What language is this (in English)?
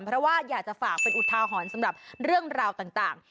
Thai